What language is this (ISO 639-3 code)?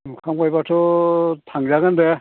brx